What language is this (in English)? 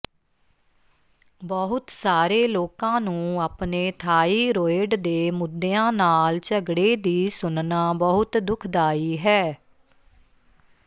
Punjabi